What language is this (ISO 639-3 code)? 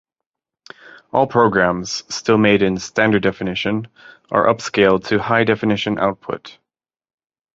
eng